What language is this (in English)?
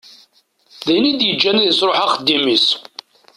Kabyle